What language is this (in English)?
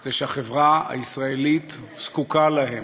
Hebrew